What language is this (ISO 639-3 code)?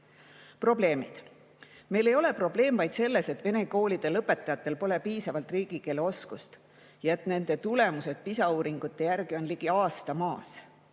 est